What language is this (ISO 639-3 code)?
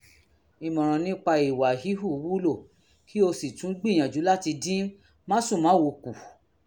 yor